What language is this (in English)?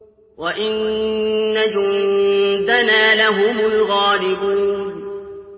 Arabic